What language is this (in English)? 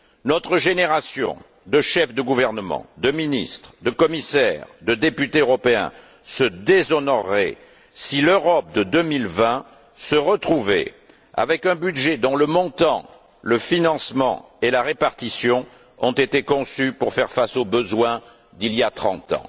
French